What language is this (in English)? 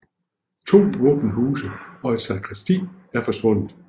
Danish